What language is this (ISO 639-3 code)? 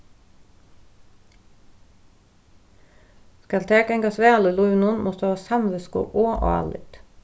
fao